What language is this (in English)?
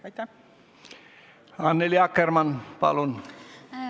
Estonian